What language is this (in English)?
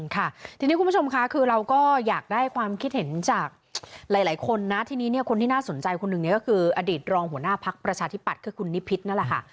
Thai